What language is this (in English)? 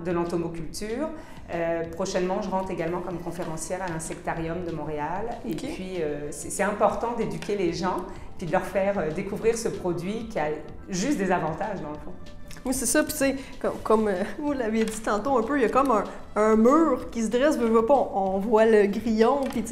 French